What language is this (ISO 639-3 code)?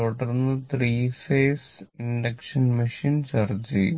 mal